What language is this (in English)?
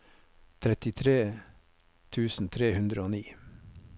Norwegian